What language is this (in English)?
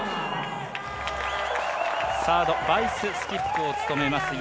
Japanese